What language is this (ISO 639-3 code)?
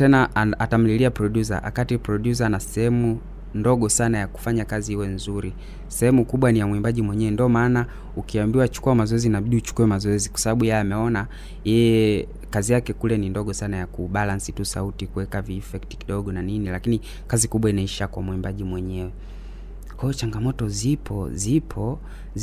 swa